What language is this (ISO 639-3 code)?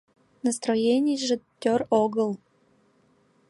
chm